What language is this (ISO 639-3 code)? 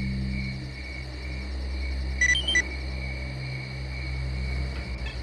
rus